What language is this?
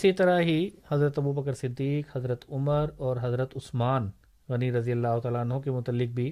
Urdu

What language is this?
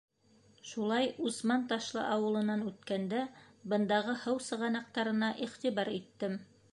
Bashkir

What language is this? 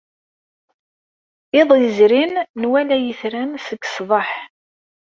Kabyle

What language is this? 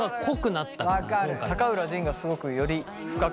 Japanese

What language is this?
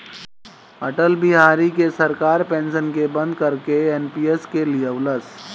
Bhojpuri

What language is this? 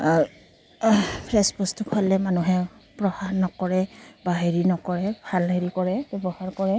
Assamese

